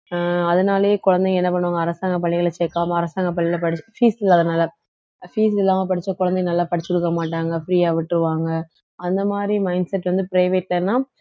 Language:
Tamil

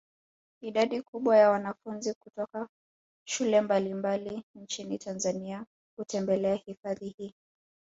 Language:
Swahili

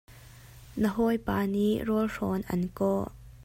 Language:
Hakha Chin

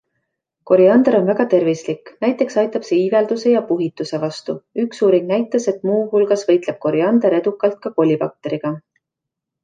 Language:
Estonian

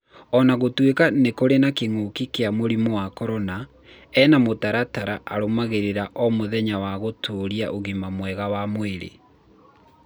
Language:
Kikuyu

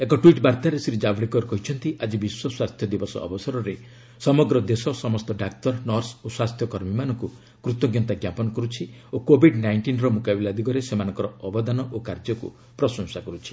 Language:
Odia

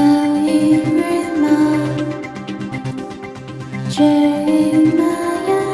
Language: Chinese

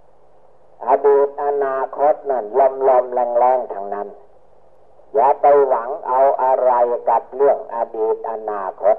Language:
Thai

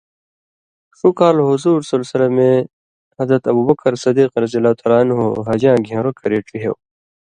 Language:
Indus Kohistani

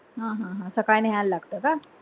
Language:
Marathi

